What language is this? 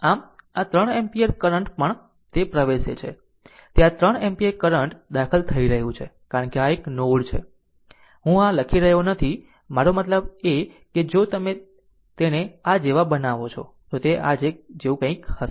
Gujarati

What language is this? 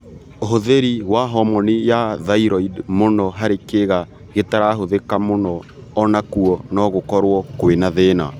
Kikuyu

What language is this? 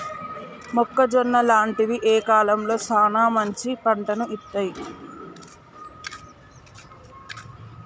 Telugu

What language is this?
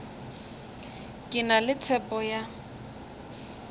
Northern Sotho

